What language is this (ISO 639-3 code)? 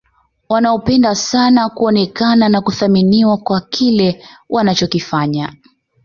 swa